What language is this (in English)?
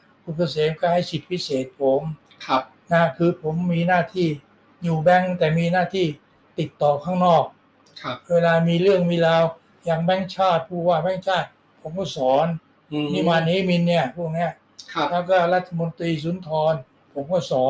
Thai